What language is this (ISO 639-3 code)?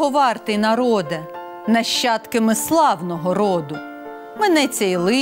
ukr